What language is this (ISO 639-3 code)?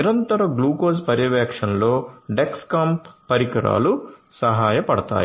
tel